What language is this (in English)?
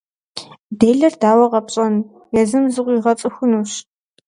Kabardian